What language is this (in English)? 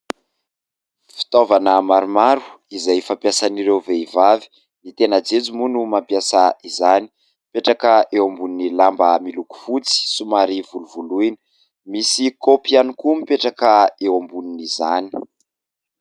Malagasy